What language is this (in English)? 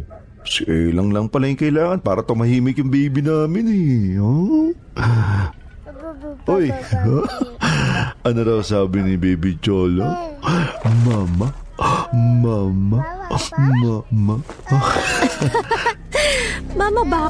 Filipino